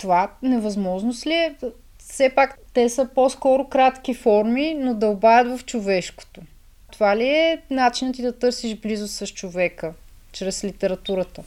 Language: Bulgarian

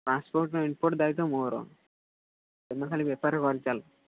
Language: Odia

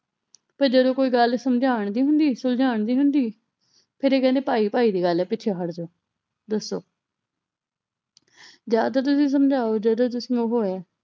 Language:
Punjabi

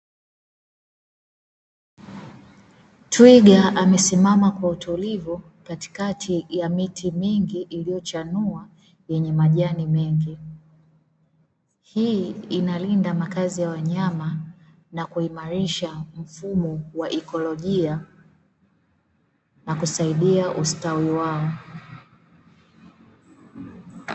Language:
Swahili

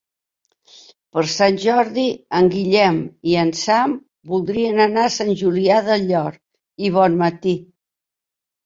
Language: Catalan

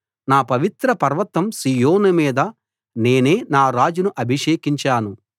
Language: Telugu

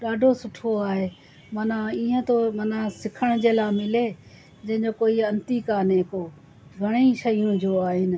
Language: Sindhi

